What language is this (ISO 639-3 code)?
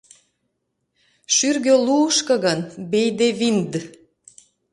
chm